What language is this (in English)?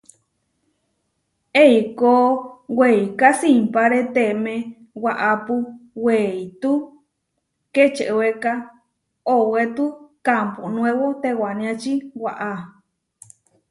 Huarijio